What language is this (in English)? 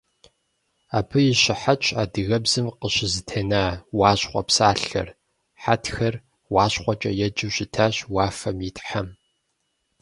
Kabardian